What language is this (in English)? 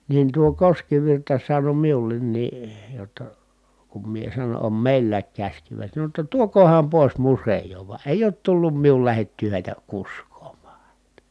Finnish